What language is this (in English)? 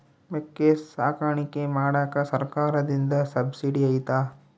Kannada